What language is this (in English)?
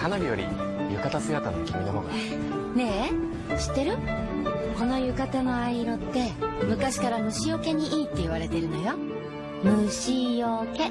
Japanese